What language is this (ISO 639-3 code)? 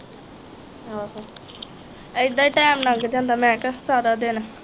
pan